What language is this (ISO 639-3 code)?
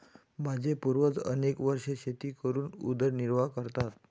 mar